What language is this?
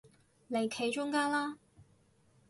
Cantonese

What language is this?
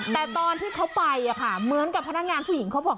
Thai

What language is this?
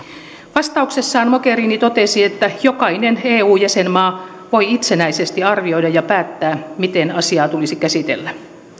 Finnish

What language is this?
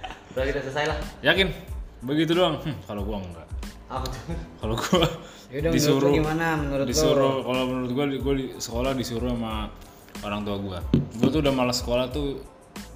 Indonesian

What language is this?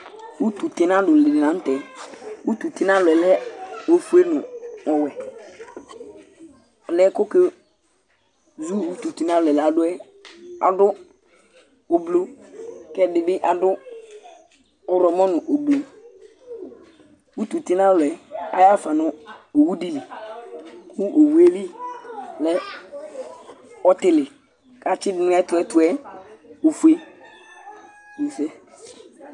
Ikposo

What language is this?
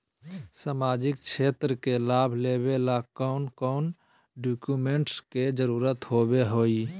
Magahi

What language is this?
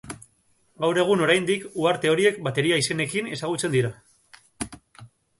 Basque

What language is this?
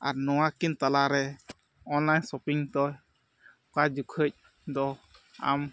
Santali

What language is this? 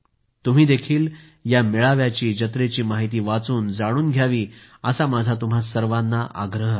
Marathi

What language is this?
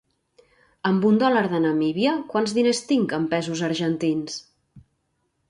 Catalan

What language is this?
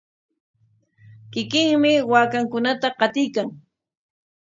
Corongo Ancash Quechua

